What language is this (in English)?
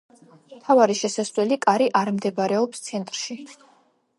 Georgian